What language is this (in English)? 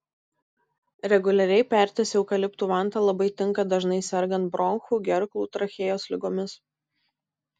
Lithuanian